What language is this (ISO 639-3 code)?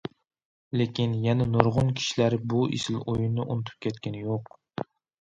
uig